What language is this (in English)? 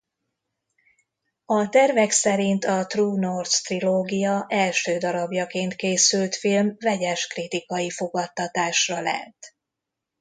Hungarian